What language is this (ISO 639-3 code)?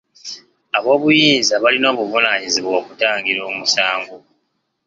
lug